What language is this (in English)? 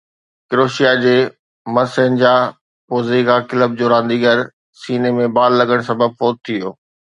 Sindhi